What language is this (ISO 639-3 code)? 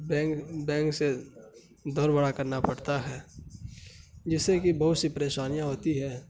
urd